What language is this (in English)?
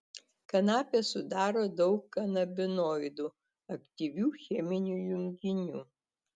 Lithuanian